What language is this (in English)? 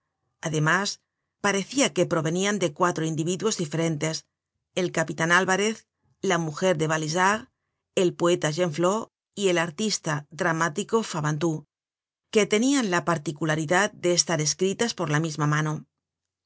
Spanish